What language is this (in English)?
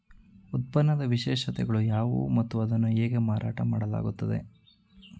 Kannada